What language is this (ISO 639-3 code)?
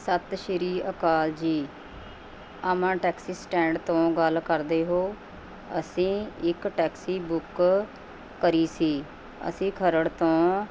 pan